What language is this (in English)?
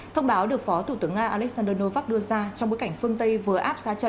Vietnamese